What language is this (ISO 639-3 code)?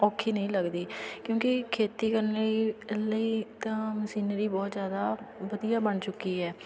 pan